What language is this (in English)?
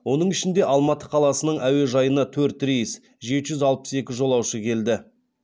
Kazakh